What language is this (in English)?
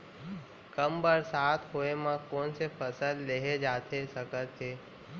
Chhattisgarhi